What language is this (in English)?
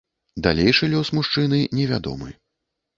Belarusian